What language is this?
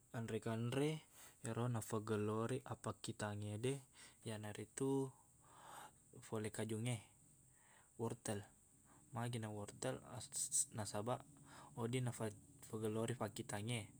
Buginese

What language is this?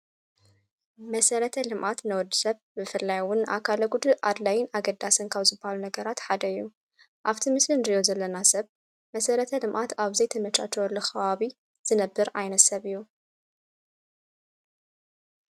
Tigrinya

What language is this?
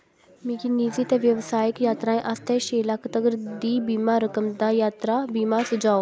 Dogri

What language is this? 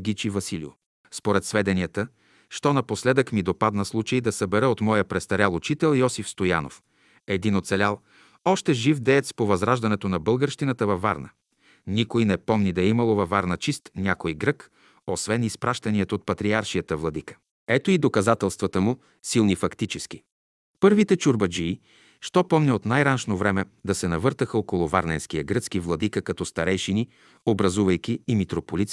Bulgarian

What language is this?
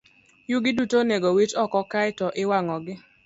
Luo (Kenya and Tanzania)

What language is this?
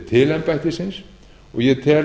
Icelandic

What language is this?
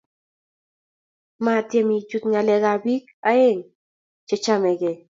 Kalenjin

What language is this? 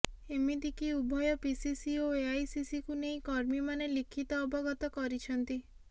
Odia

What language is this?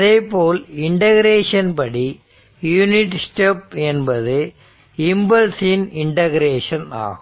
Tamil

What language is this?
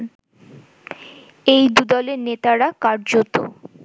Bangla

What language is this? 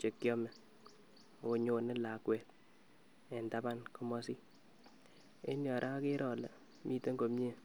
Kalenjin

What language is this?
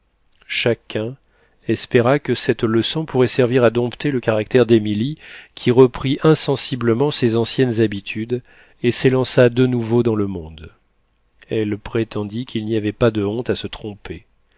French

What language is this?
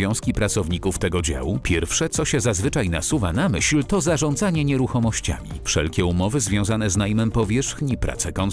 Polish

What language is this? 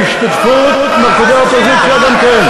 Hebrew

